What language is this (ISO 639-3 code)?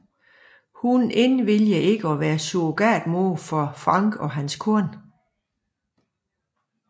dan